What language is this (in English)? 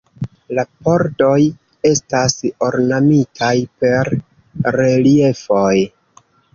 Esperanto